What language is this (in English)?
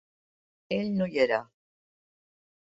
Catalan